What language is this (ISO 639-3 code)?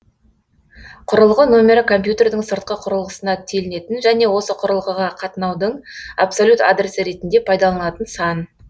kaz